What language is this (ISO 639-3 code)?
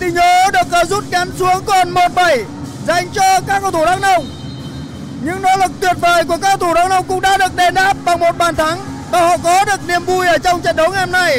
vie